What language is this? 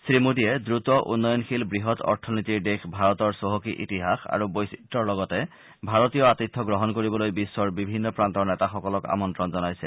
Assamese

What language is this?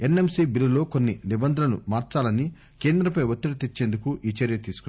Telugu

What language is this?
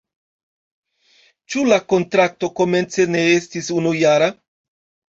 Esperanto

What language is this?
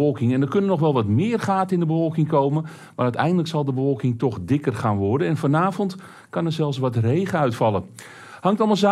Dutch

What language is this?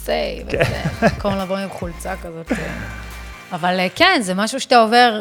Hebrew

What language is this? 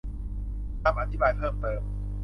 Thai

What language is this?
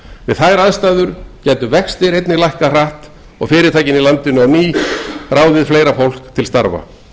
Icelandic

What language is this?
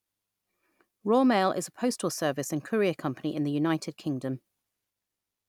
English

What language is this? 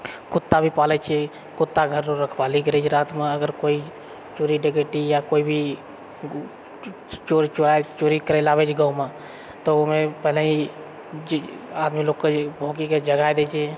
Maithili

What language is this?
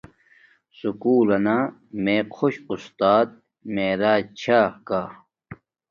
Domaaki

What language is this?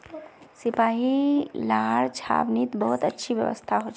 Magahi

